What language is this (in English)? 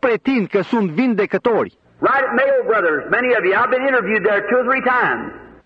Romanian